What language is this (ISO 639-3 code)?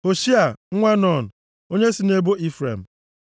ibo